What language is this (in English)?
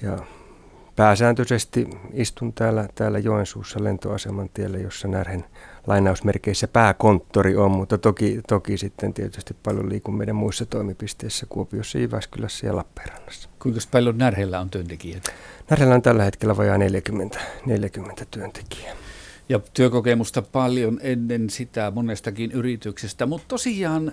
Finnish